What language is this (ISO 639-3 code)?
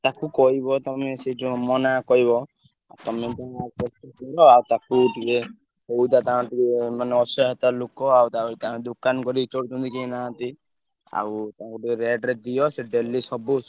ori